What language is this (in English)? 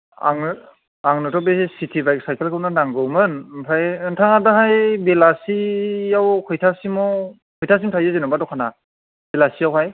Bodo